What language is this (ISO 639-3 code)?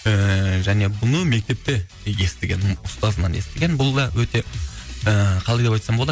kaz